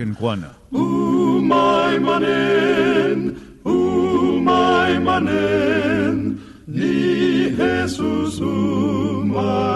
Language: Filipino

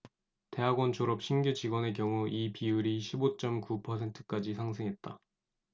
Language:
Korean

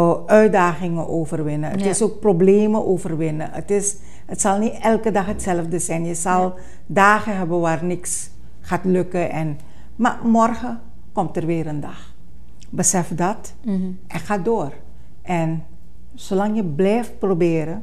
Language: Dutch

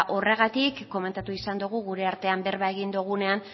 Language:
Basque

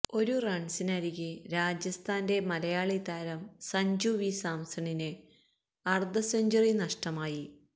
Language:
Malayalam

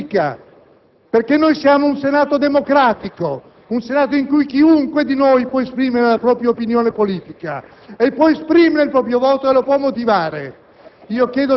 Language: Italian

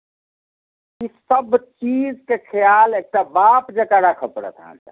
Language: Maithili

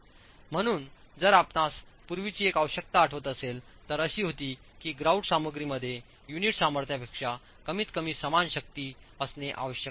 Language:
Marathi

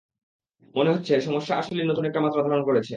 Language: Bangla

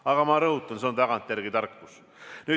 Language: Estonian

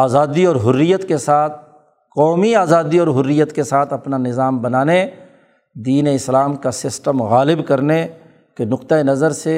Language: Urdu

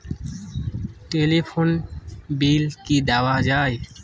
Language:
Bangla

